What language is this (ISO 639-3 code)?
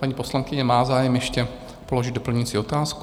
ces